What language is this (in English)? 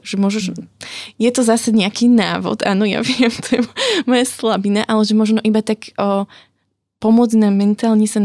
Slovak